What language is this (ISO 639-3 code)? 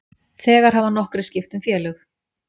isl